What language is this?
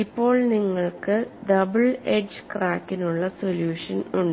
Malayalam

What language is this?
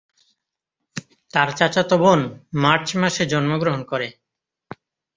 Bangla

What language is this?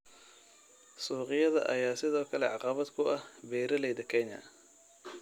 Somali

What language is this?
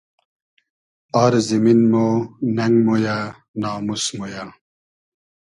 Hazaragi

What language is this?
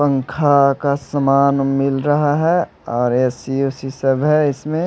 Hindi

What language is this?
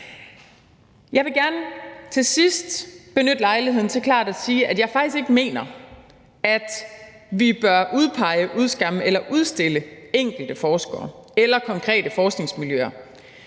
Danish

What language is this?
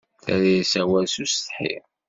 Kabyle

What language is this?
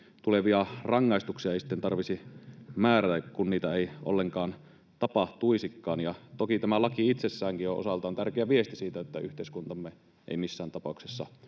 Finnish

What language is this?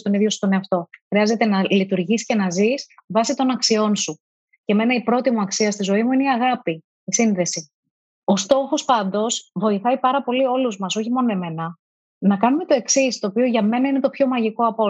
Greek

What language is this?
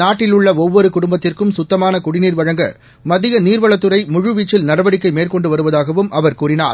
Tamil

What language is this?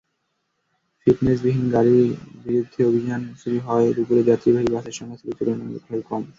Bangla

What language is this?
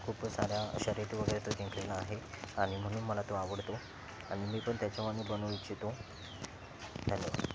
Marathi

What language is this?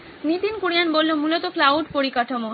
Bangla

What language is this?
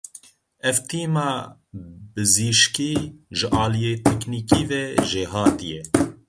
Kurdish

